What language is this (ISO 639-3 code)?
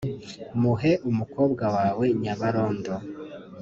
kin